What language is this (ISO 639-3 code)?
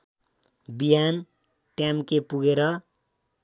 nep